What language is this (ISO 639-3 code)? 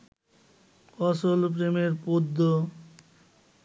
ben